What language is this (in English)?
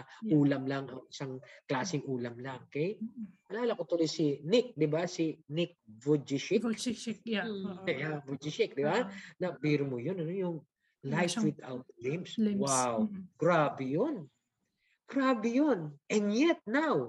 Filipino